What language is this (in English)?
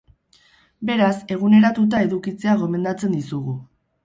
Basque